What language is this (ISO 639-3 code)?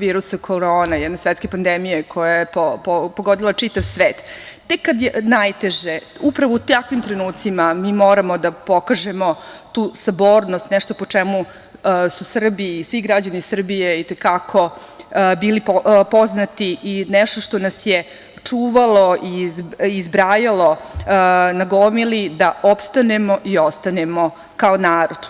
srp